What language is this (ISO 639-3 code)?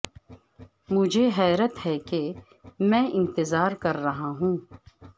urd